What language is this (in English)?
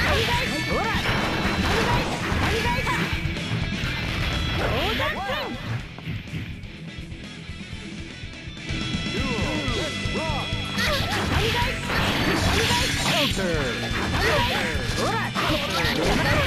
Japanese